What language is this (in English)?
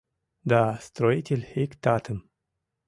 Mari